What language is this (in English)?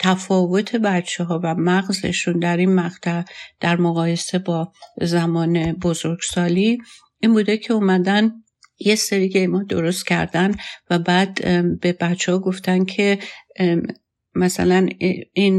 Persian